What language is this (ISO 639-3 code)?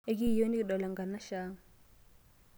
mas